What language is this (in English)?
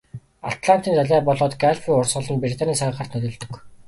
Mongolian